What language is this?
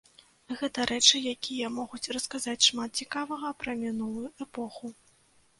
Belarusian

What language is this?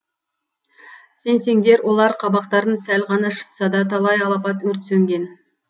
Kazakh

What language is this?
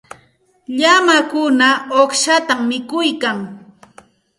Santa Ana de Tusi Pasco Quechua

